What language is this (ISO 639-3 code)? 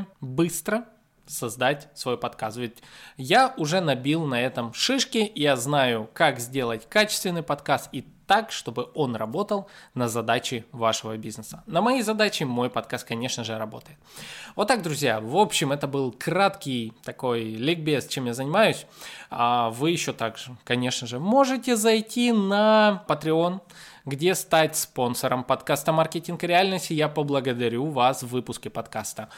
rus